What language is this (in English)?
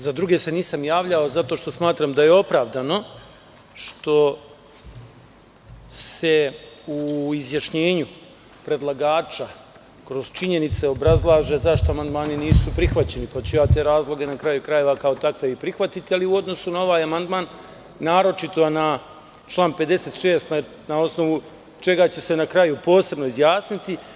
Serbian